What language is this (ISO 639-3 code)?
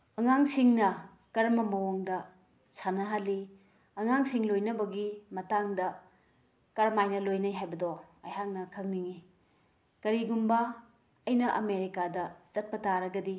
mni